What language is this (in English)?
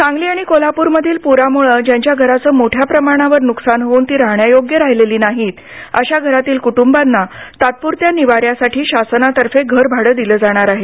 Marathi